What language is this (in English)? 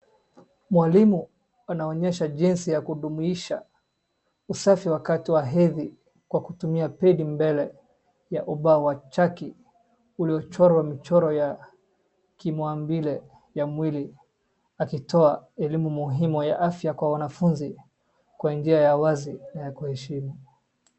Swahili